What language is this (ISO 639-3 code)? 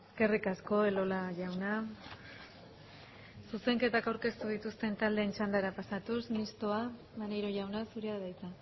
eus